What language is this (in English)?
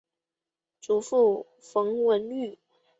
Chinese